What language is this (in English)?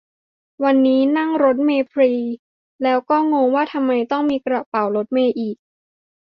Thai